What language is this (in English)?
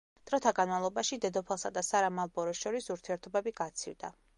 Georgian